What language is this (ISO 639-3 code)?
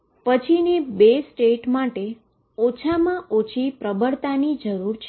guj